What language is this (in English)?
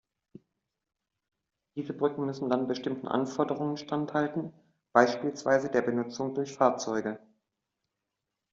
German